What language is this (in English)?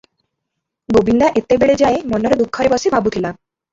Odia